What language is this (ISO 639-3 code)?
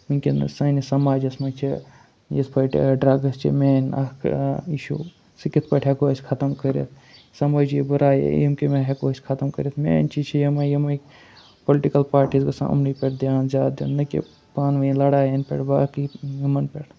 kas